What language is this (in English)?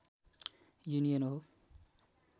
Nepali